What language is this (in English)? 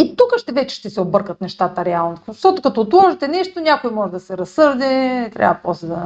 Bulgarian